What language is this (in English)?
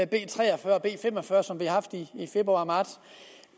Danish